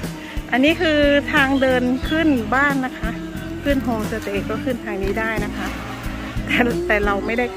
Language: Thai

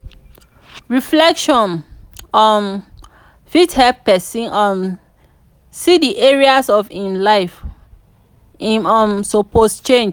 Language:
Nigerian Pidgin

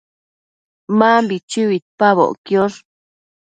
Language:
Matsés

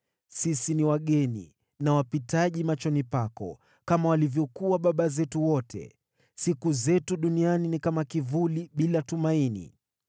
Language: Swahili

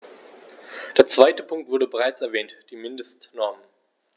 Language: German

